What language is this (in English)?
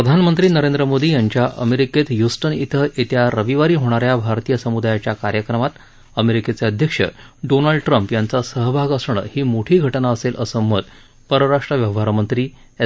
Marathi